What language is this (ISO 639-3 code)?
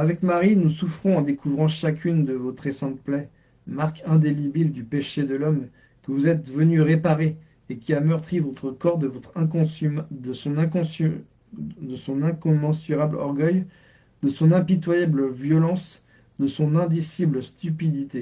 fra